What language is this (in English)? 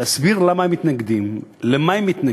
Hebrew